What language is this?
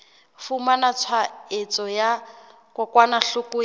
Southern Sotho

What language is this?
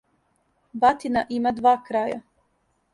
Serbian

